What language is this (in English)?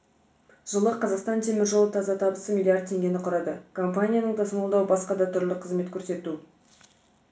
Kazakh